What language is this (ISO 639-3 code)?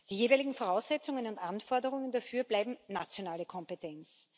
deu